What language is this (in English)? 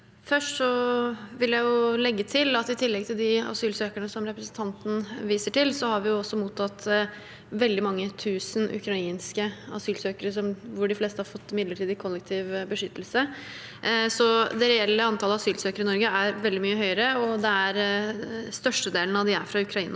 Norwegian